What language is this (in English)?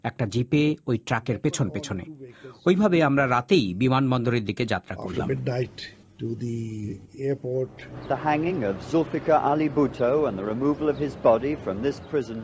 Bangla